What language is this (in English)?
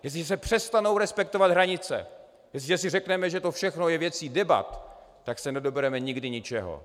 Czech